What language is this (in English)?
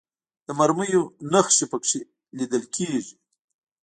Pashto